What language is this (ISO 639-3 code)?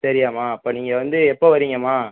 tam